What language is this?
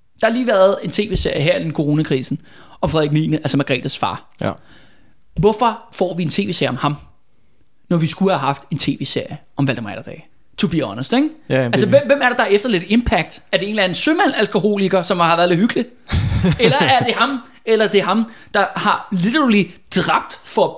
Danish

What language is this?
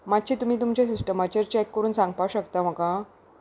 Konkani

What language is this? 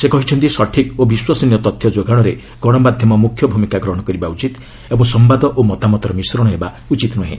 Odia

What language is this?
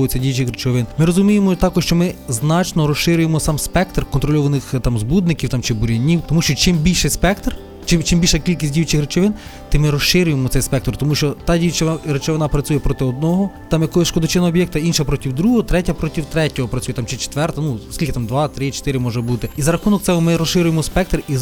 Ukrainian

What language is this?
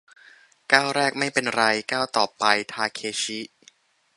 Thai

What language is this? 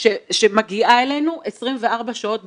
Hebrew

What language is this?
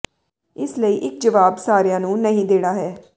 Punjabi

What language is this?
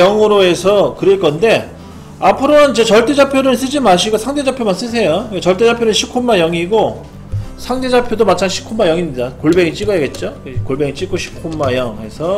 Korean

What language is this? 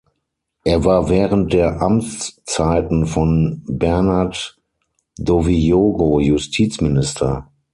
German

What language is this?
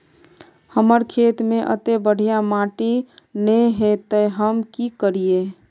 Magahi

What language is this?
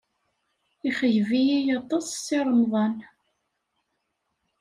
Kabyle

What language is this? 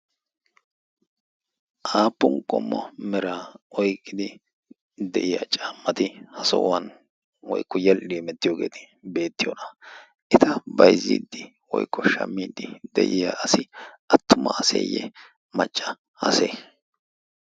Wolaytta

